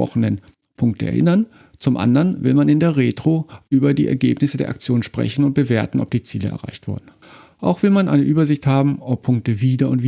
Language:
German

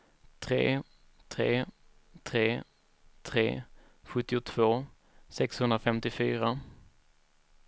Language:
Swedish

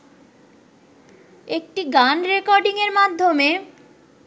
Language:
Bangla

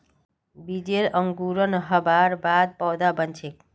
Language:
Magahi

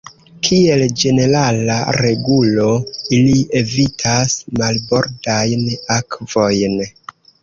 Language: Esperanto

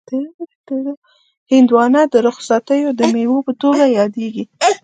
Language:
Pashto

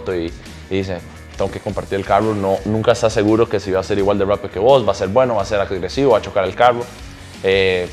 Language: Spanish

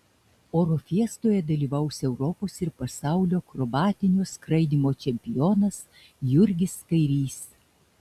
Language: Lithuanian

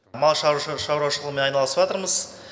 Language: Kazakh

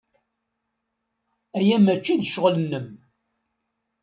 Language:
Kabyle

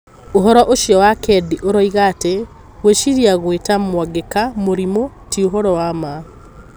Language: Kikuyu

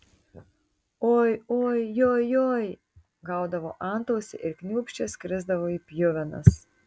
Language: Lithuanian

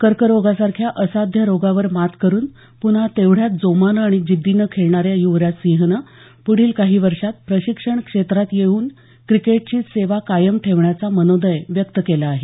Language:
Marathi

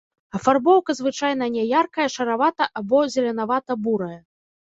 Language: Belarusian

